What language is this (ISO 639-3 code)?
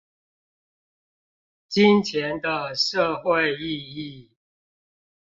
zho